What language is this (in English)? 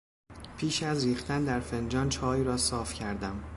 Persian